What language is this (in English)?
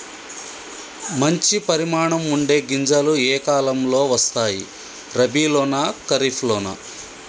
Telugu